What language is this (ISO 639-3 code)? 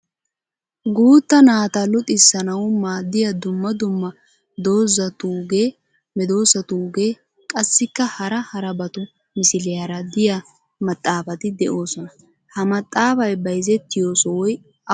wal